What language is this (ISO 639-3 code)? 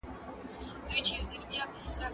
pus